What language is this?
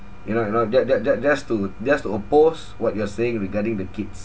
English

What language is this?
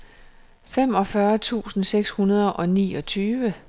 Danish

